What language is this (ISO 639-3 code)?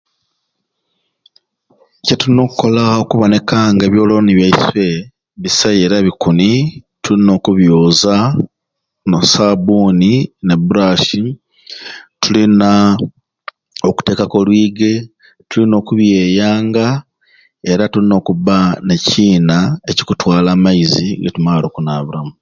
ruc